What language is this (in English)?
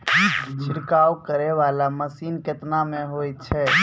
Maithili